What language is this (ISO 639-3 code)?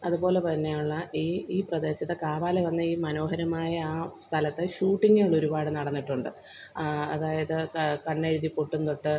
mal